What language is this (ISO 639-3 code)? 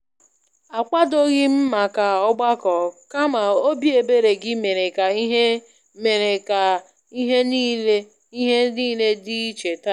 ibo